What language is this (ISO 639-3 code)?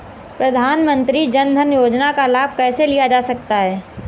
hin